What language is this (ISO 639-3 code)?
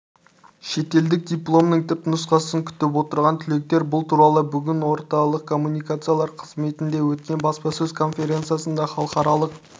kaz